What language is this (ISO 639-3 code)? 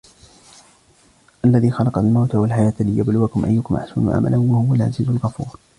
ara